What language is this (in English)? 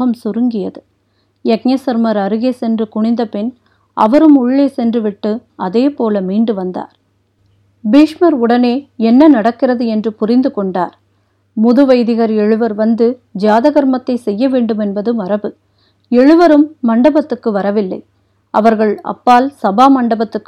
Tamil